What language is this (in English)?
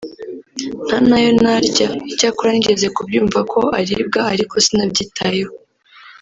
Kinyarwanda